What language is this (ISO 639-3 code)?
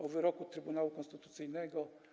pol